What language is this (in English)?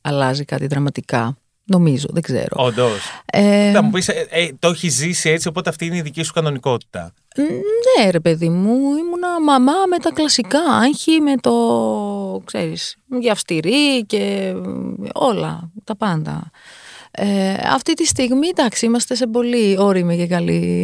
Greek